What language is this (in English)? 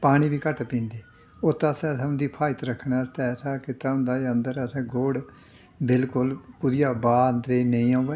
Dogri